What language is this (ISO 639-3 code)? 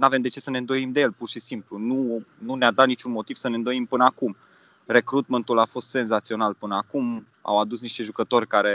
ron